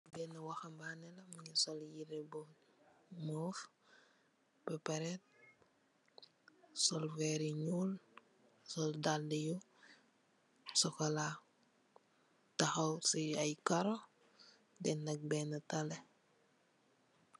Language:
Wolof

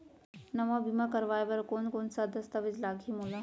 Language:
Chhattisgarhi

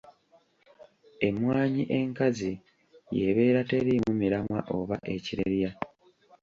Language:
Ganda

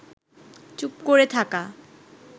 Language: Bangla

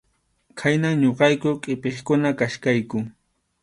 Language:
Arequipa-La Unión Quechua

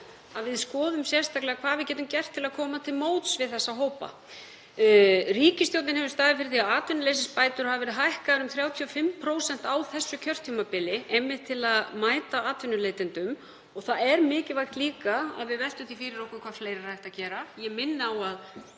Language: Icelandic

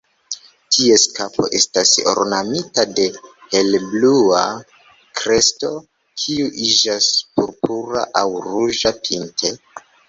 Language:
Esperanto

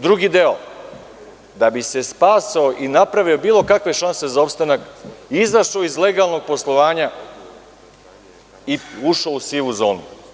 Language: Serbian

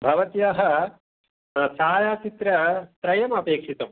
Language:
Sanskrit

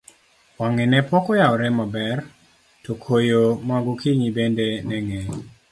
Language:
Luo (Kenya and Tanzania)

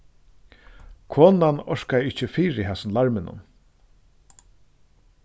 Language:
Faroese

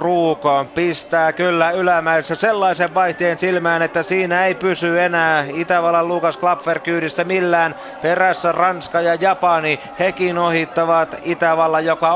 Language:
Finnish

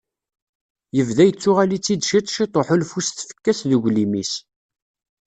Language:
Kabyle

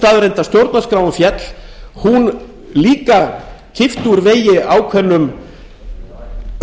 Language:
Icelandic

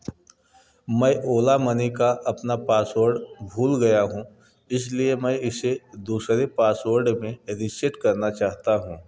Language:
Hindi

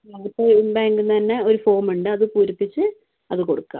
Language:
Malayalam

